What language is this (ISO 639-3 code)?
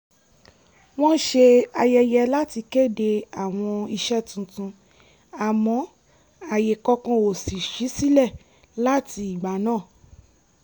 yor